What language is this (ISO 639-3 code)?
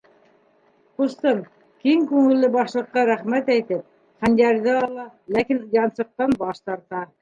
bak